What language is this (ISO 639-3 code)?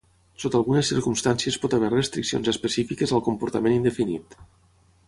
cat